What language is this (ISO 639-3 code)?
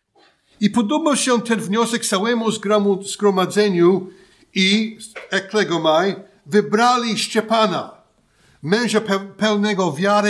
pol